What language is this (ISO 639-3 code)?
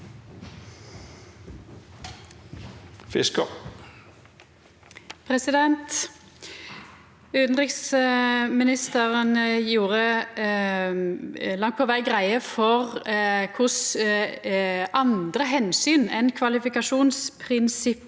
nor